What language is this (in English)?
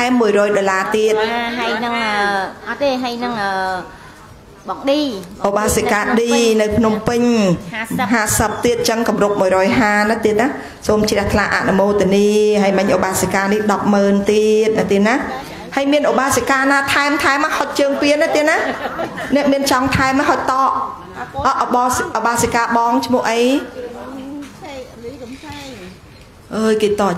Vietnamese